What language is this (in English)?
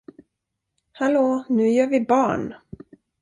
Swedish